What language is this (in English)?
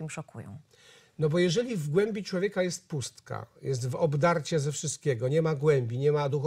Polish